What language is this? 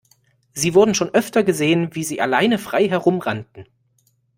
German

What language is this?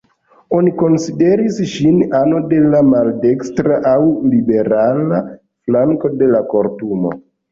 Esperanto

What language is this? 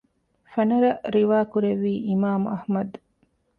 Divehi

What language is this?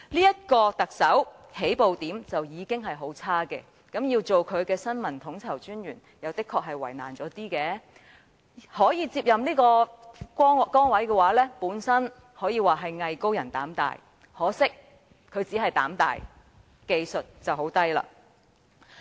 Cantonese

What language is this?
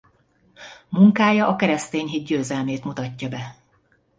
Hungarian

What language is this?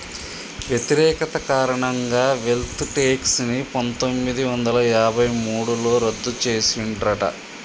Telugu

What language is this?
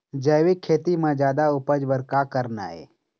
Chhattisgarhi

